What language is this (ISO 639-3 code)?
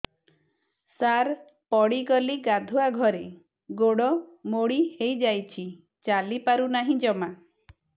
ori